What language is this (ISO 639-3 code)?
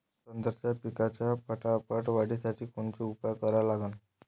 mar